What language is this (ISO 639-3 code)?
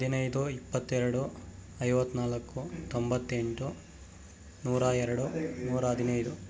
kan